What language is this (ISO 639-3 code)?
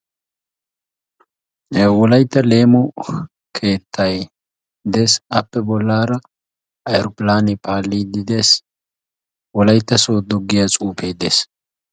wal